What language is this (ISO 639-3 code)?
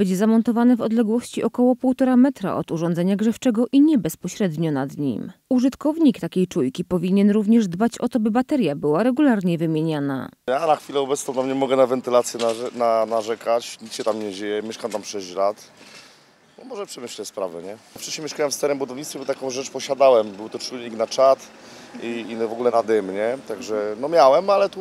pol